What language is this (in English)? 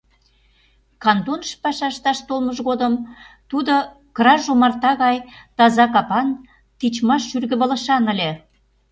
Mari